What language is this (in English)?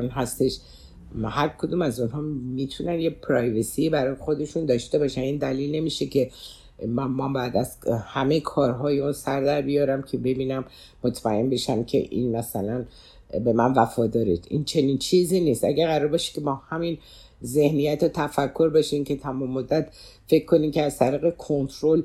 Persian